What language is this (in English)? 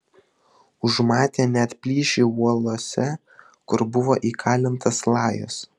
Lithuanian